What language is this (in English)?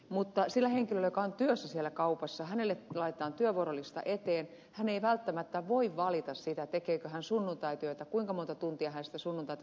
Finnish